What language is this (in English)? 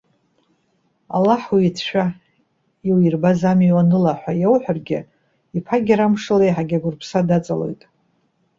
Abkhazian